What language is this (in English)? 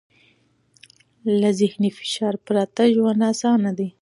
Pashto